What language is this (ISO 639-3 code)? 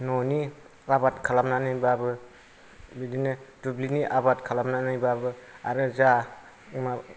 brx